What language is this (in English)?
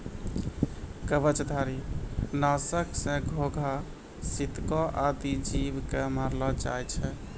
Maithili